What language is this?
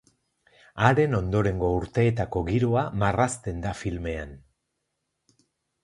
Basque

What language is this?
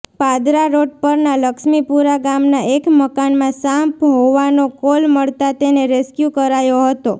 Gujarati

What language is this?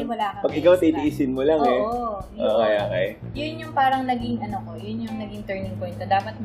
Filipino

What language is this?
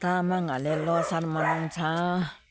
Nepali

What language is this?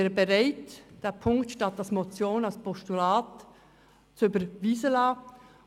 Swiss German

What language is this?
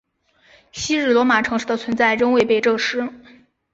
Chinese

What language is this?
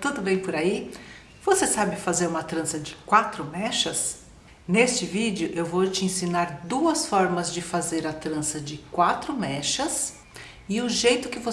Portuguese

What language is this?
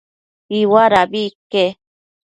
Matsés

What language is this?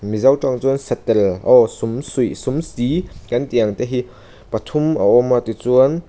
Mizo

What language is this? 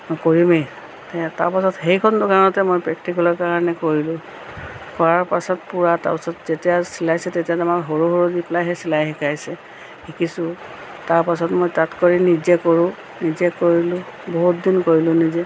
Assamese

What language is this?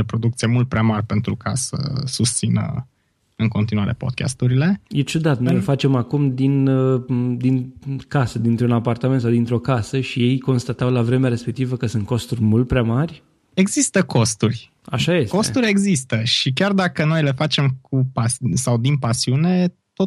Romanian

